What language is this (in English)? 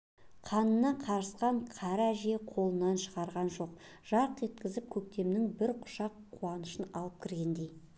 Kazakh